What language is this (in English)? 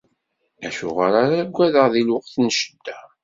Kabyle